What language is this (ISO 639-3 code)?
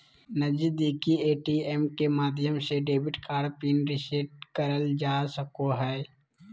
mag